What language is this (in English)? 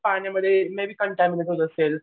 Marathi